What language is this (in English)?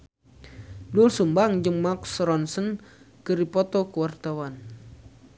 Sundanese